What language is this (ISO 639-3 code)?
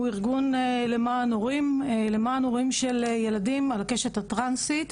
heb